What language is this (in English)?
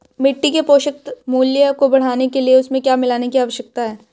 Hindi